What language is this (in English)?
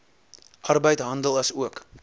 Afrikaans